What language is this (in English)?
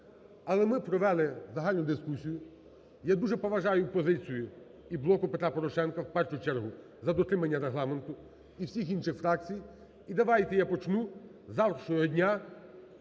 Ukrainian